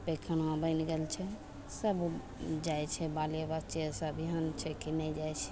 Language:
Maithili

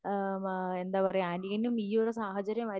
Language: Malayalam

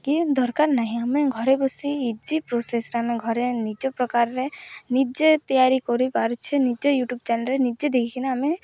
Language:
Odia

